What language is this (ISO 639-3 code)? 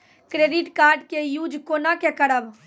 mai